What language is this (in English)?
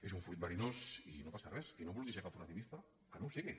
Catalan